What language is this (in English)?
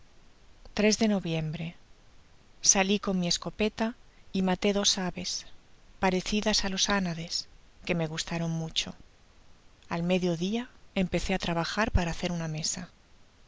Spanish